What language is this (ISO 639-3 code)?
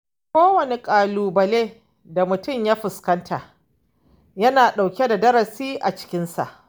hau